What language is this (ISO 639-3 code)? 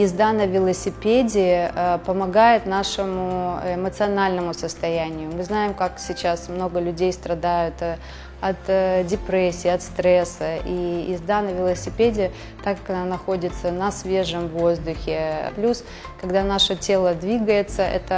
rus